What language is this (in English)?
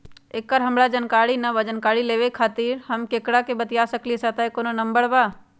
Magahi